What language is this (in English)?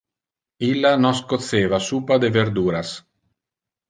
Interlingua